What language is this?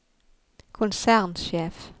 Norwegian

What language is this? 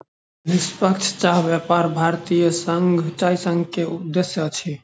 Maithili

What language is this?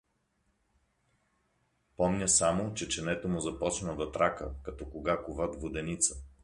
Bulgarian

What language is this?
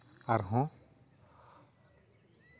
Santali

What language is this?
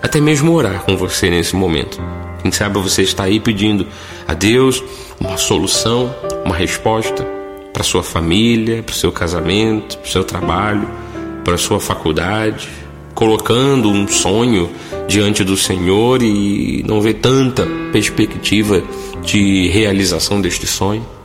Portuguese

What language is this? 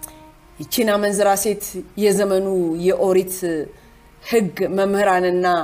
Amharic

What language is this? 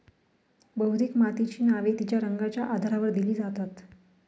Marathi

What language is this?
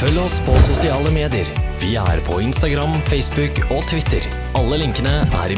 Norwegian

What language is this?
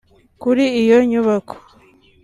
Kinyarwanda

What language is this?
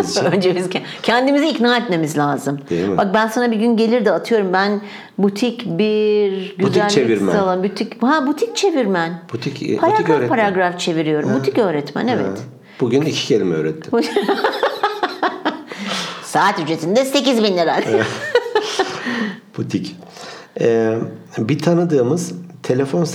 Turkish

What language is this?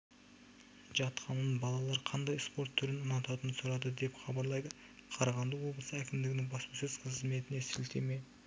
Kazakh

